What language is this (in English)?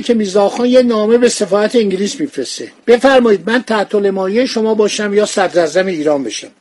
Persian